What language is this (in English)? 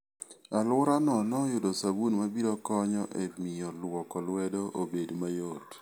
Luo (Kenya and Tanzania)